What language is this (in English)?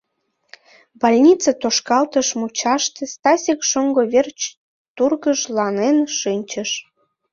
Mari